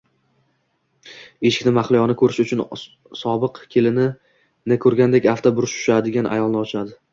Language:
Uzbek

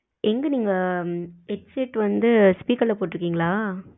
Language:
Tamil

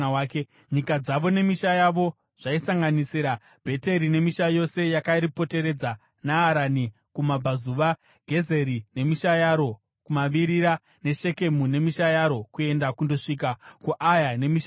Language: Shona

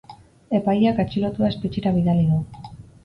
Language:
Basque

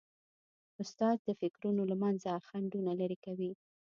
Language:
Pashto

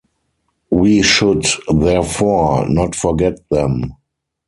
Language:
English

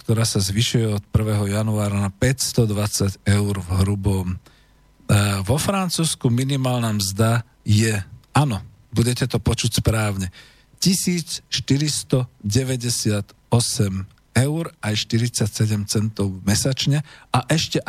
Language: Slovak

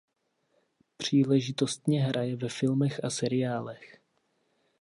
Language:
Czech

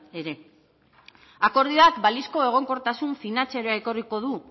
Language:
Basque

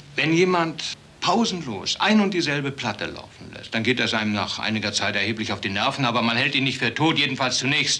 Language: German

